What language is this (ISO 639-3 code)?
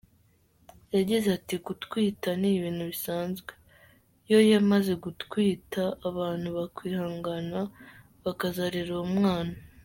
kin